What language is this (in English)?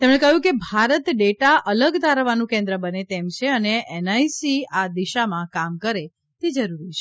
Gujarati